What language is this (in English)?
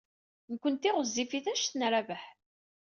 Kabyle